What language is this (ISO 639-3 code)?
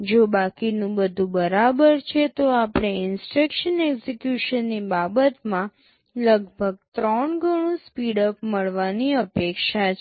guj